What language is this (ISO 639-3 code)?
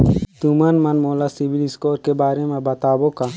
hne